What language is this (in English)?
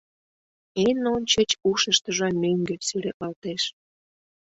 Mari